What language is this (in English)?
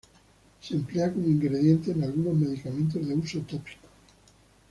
Spanish